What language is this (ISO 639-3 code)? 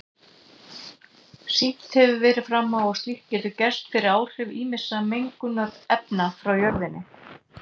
isl